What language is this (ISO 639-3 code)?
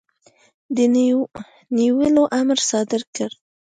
pus